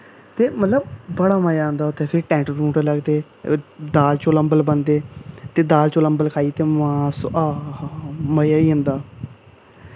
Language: Dogri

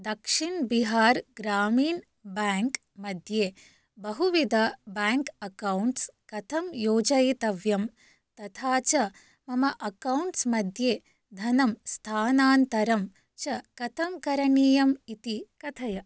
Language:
Sanskrit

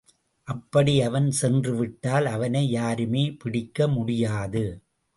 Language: Tamil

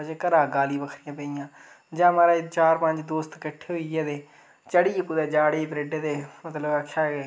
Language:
Dogri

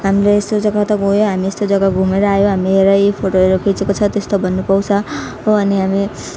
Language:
Nepali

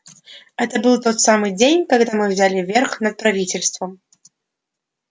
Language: Russian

